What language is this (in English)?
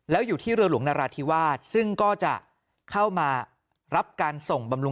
Thai